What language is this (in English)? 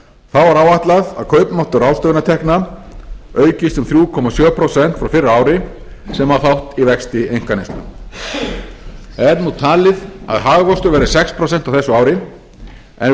Icelandic